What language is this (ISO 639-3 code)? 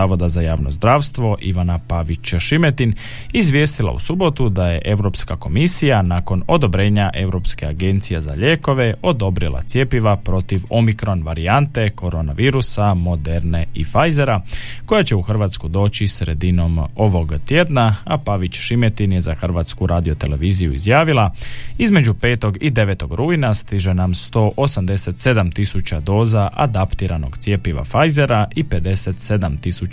hrv